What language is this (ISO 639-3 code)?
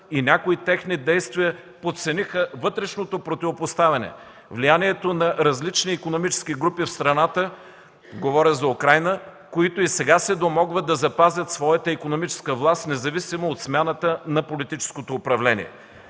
bul